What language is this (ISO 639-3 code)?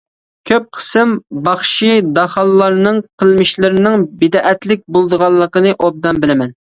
uig